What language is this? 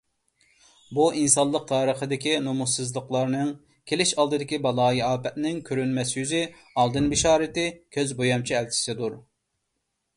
Uyghur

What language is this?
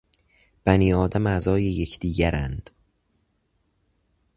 Persian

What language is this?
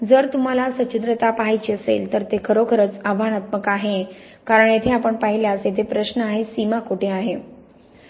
Marathi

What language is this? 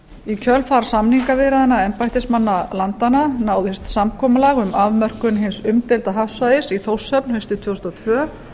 Icelandic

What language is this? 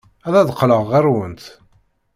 Kabyle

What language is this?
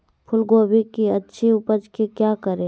Magahi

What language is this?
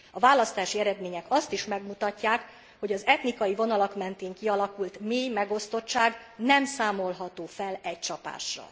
Hungarian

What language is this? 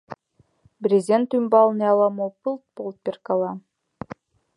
Mari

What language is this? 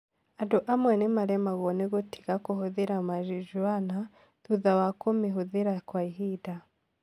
Kikuyu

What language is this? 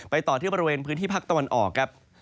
Thai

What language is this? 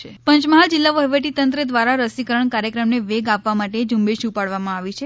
Gujarati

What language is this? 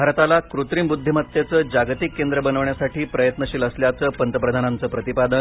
Marathi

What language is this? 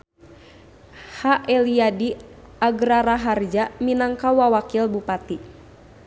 Sundanese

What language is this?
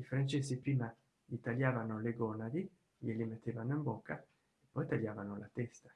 Italian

